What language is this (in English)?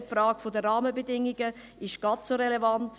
Swiss German